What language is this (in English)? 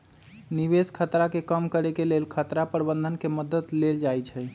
Magahi